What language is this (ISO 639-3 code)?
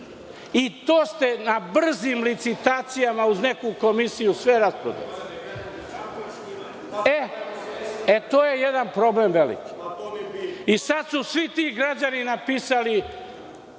srp